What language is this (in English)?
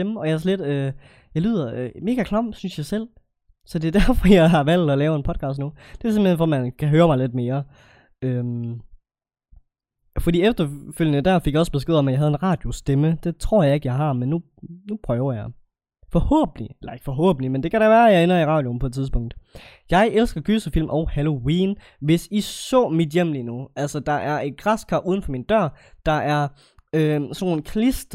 Danish